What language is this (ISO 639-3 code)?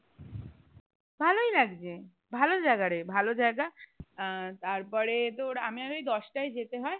ben